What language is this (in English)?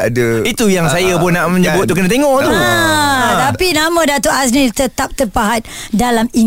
Malay